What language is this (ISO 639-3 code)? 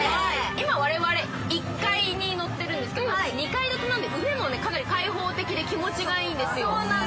jpn